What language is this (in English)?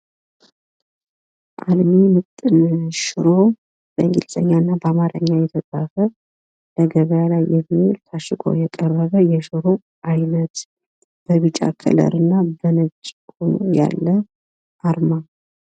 Amharic